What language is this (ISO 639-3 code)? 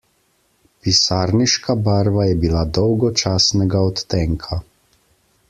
slv